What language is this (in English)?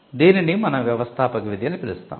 Telugu